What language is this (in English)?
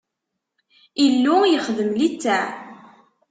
Kabyle